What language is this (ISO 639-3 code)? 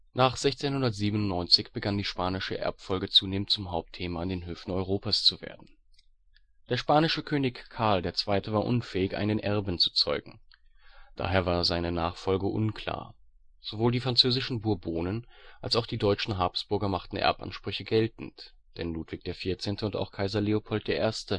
deu